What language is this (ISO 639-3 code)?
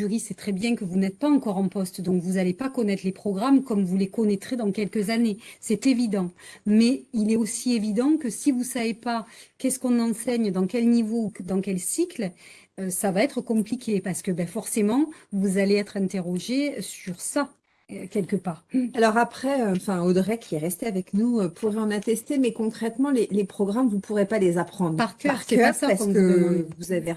fra